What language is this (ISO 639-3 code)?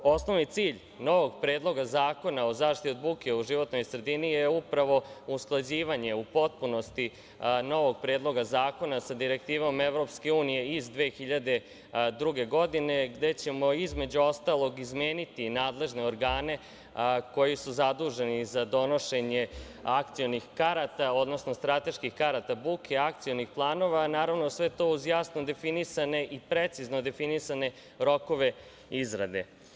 srp